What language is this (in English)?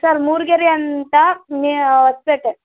Kannada